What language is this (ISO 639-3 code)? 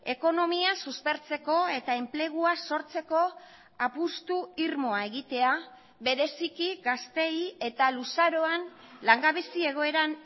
eus